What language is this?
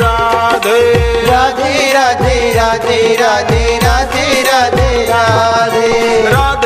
Hindi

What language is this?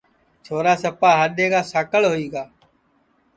Sansi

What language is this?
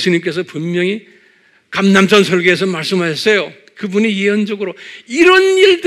Korean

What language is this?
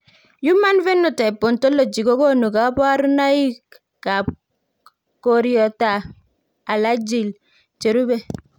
Kalenjin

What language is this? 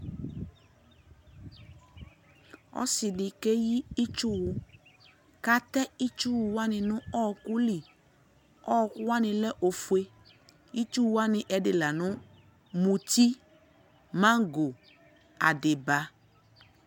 Ikposo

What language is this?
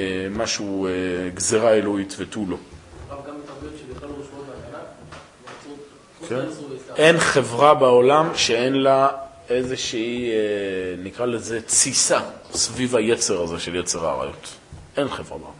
Hebrew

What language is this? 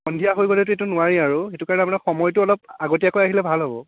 Assamese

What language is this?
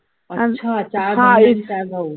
Marathi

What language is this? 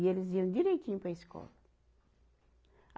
Portuguese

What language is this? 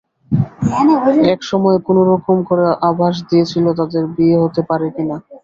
Bangla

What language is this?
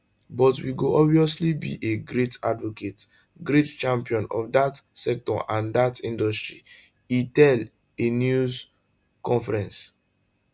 Nigerian Pidgin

